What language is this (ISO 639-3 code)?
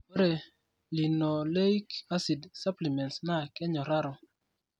mas